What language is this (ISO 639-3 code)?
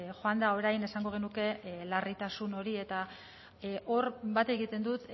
eus